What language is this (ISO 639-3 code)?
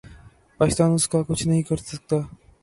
urd